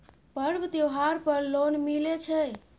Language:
Maithili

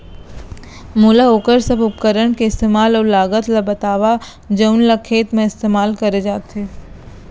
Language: Chhattisgarhi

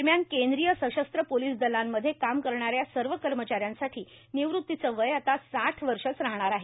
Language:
Marathi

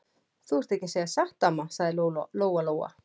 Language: Icelandic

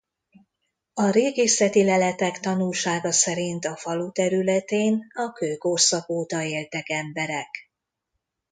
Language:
Hungarian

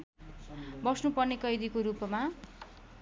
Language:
Nepali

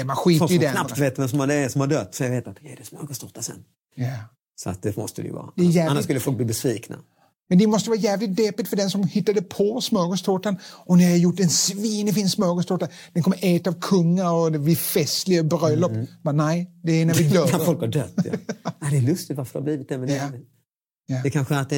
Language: Swedish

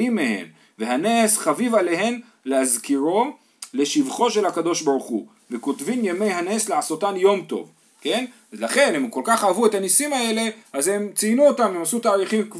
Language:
Hebrew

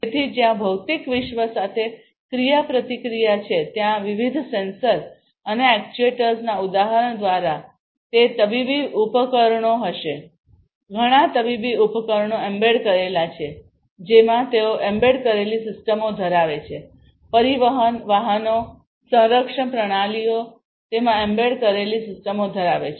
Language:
Gujarati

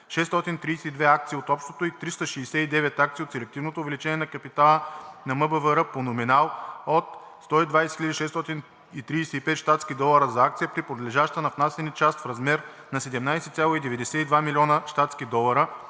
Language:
Bulgarian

